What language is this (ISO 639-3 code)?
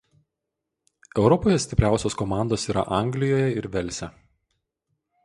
lit